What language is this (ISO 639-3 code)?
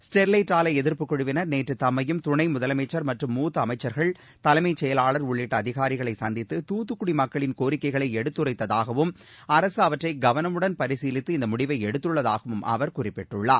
tam